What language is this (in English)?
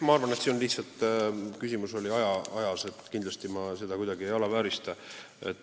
Estonian